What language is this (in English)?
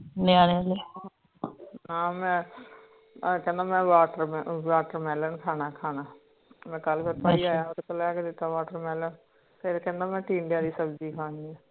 Punjabi